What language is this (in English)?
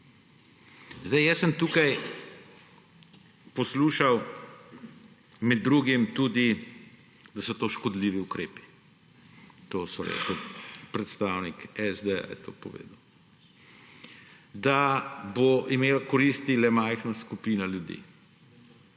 Slovenian